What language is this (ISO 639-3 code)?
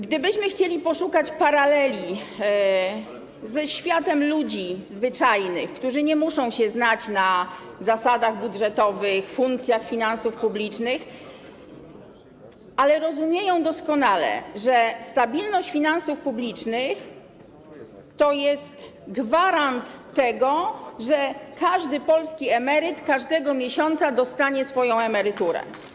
pol